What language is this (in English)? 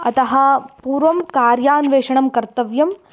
Sanskrit